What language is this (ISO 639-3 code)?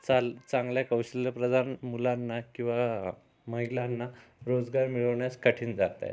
mar